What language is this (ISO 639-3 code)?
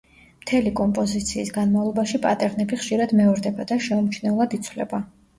kat